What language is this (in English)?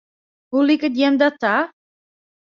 Western Frisian